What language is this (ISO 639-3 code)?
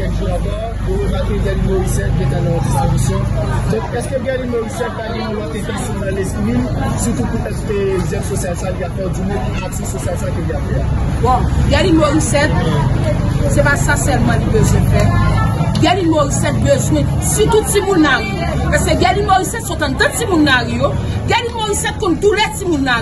fra